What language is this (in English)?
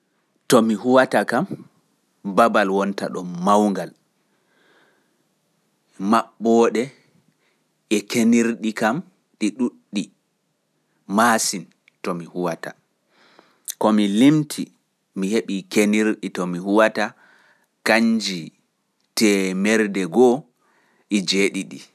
Fula